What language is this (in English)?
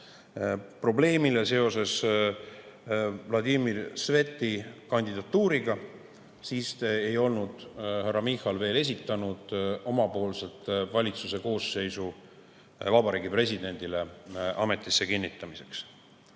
Estonian